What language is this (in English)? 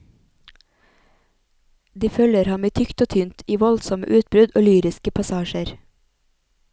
Norwegian